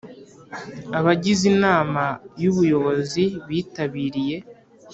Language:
Kinyarwanda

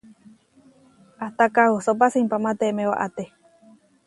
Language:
Huarijio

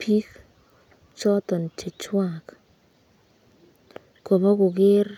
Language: Kalenjin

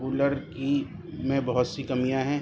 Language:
Urdu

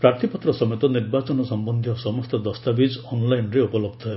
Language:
Odia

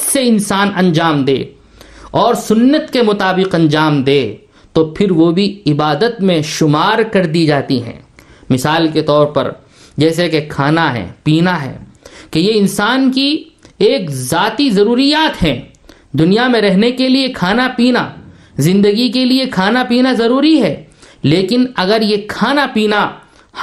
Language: Urdu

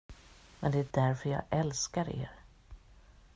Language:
Swedish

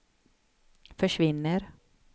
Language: Swedish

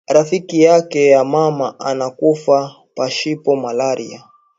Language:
Swahili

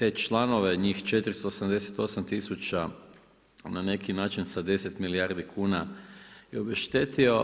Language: Croatian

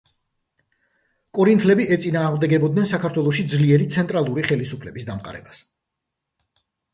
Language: Georgian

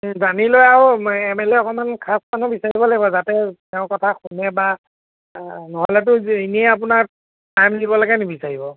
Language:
Assamese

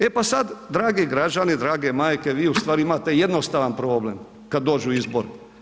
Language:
Croatian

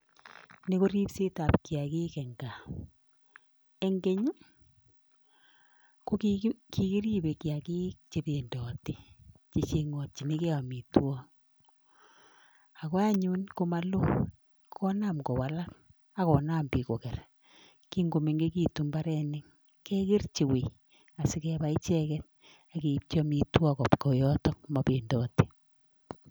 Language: Kalenjin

